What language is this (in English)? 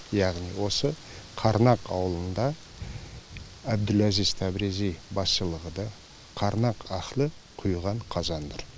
Kazakh